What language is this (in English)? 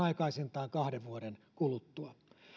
Finnish